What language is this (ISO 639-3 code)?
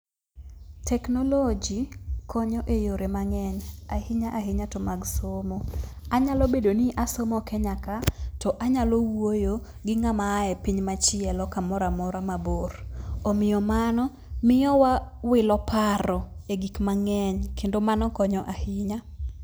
luo